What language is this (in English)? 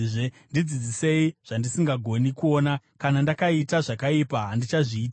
Shona